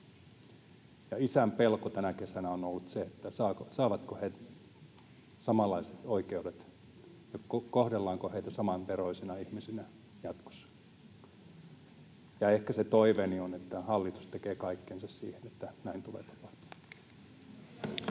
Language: Finnish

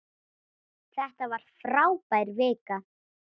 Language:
Icelandic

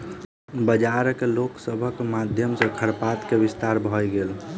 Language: Maithili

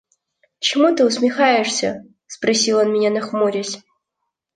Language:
Russian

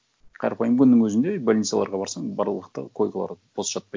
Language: Kazakh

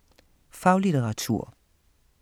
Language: Danish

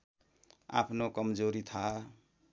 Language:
Nepali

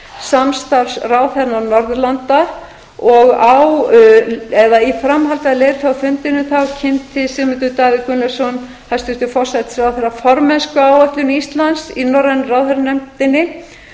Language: Icelandic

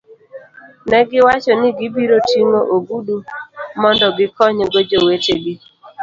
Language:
Luo (Kenya and Tanzania)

